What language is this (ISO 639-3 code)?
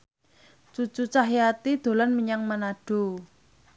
jav